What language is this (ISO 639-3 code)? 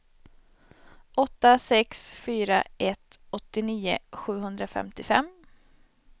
swe